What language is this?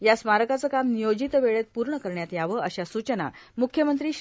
Marathi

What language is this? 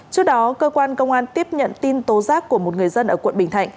Vietnamese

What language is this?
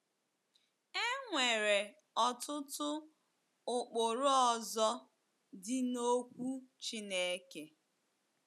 Igbo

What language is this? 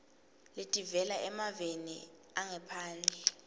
Swati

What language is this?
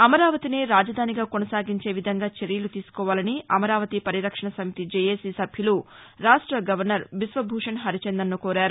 Telugu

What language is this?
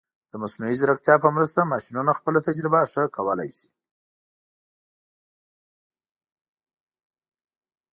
Pashto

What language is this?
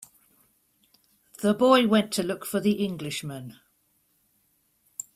English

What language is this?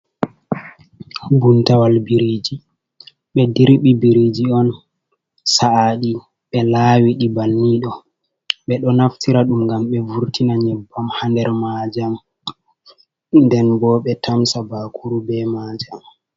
Fula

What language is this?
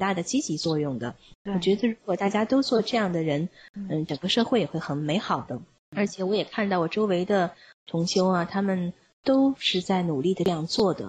Chinese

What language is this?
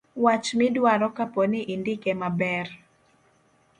Luo (Kenya and Tanzania)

